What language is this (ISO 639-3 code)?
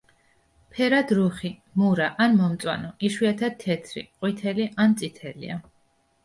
kat